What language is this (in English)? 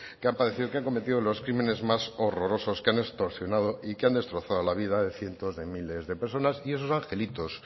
Spanish